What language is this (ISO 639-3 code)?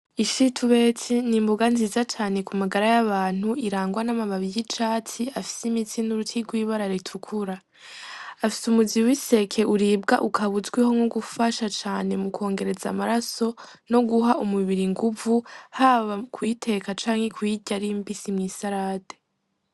run